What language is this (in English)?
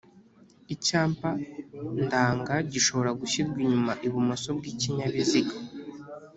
Kinyarwanda